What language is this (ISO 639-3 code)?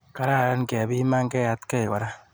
kln